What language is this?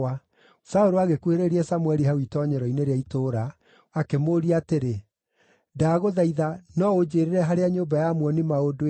Kikuyu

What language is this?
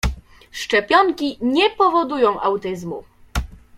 Polish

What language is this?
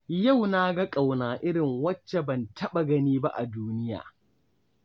Hausa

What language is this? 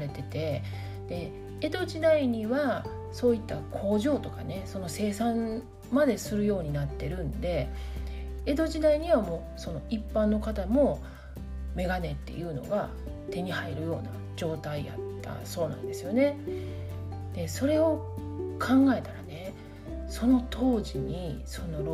Japanese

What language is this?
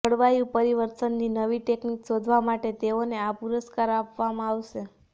Gujarati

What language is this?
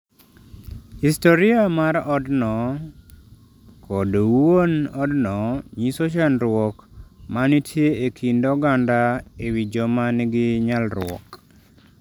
Luo (Kenya and Tanzania)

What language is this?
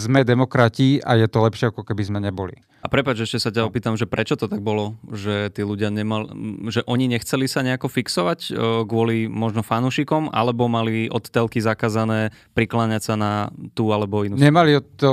Slovak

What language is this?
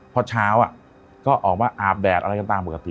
Thai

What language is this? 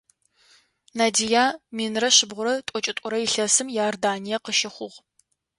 Adyghe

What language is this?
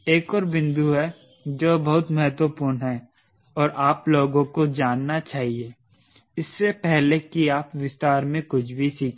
Hindi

